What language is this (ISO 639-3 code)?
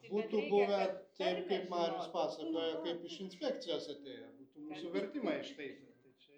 lit